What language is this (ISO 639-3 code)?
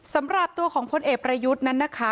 tha